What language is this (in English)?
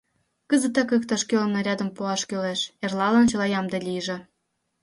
Mari